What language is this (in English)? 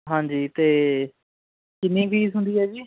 Punjabi